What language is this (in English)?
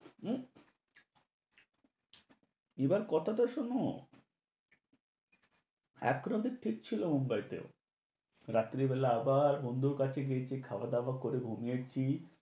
Bangla